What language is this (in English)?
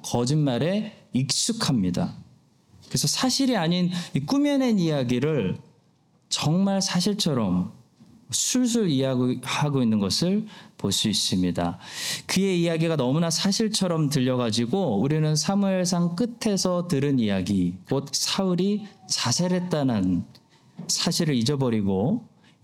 Korean